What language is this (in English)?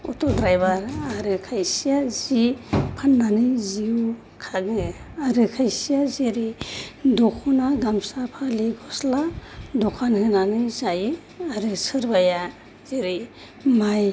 Bodo